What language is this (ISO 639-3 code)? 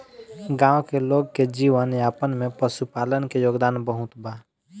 bho